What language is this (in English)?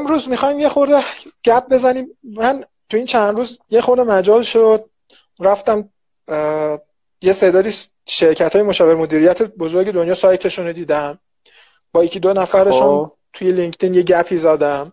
Persian